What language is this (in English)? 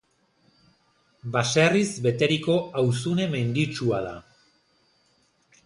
Basque